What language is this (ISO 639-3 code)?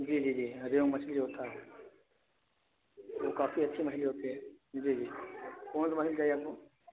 urd